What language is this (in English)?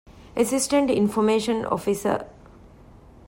Divehi